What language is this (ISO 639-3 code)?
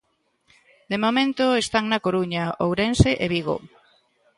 glg